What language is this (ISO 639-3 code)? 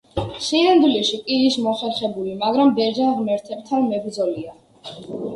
kat